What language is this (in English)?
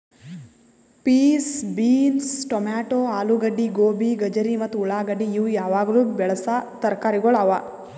Kannada